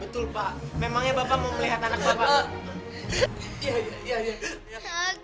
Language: Indonesian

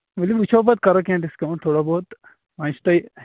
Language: Kashmiri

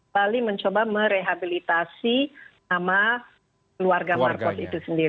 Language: Indonesian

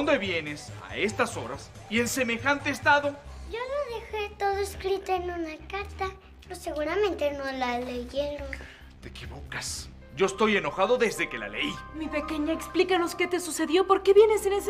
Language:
Spanish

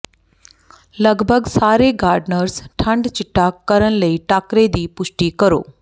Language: Punjabi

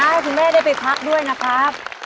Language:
Thai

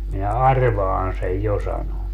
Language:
Finnish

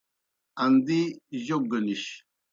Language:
Kohistani Shina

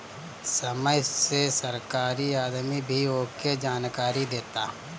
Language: Bhojpuri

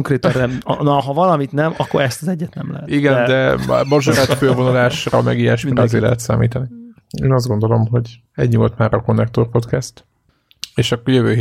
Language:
Hungarian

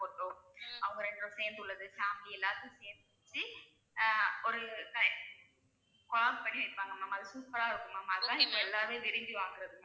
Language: Tamil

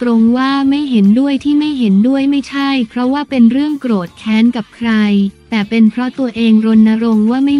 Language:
Thai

